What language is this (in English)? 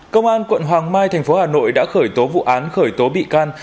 Vietnamese